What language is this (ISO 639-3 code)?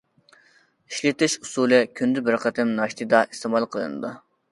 uig